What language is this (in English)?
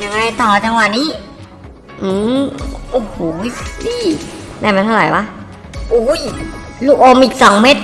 Thai